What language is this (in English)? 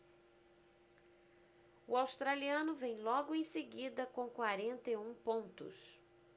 Portuguese